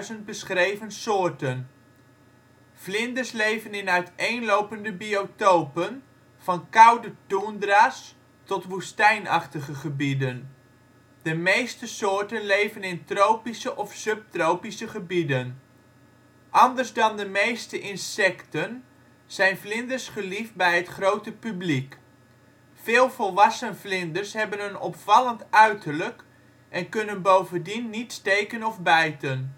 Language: Dutch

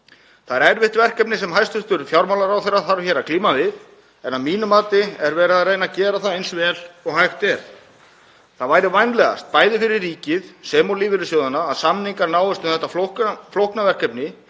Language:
Icelandic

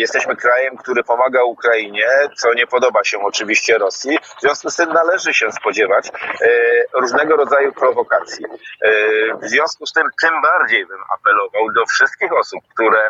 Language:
Polish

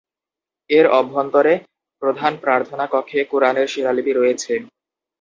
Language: Bangla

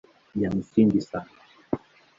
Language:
Swahili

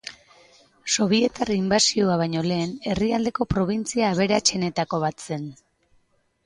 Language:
Basque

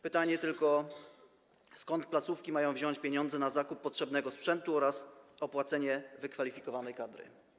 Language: Polish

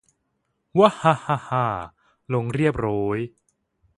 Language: Thai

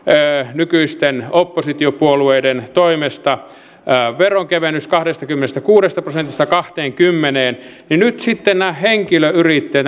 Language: Finnish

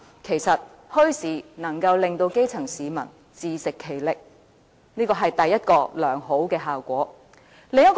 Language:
Cantonese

